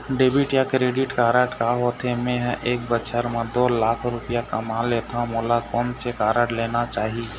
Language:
Chhattisgarhi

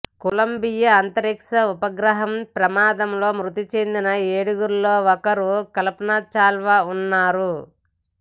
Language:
Telugu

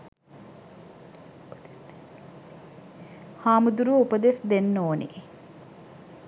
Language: Sinhala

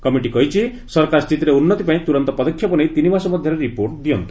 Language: Odia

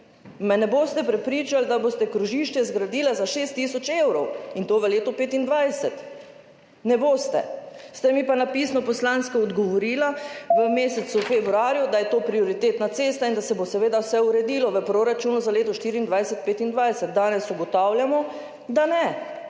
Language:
Slovenian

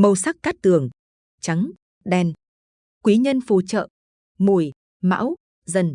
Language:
Vietnamese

